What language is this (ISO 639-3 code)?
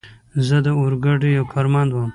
pus